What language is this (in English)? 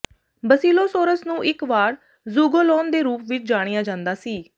Punjabi